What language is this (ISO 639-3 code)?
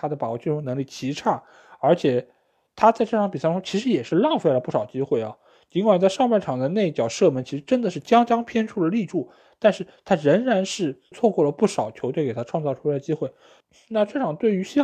zho